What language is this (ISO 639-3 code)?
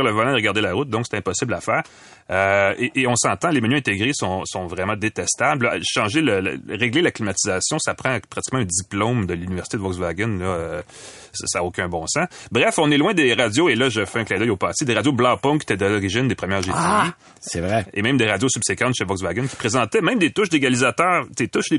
fra